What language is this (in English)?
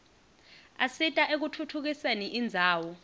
Swati